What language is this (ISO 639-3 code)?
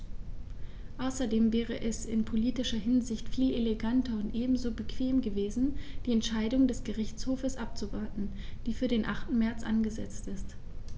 deu